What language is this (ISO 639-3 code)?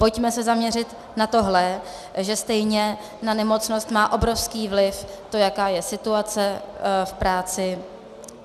ces